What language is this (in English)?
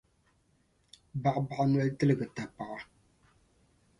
Dagbani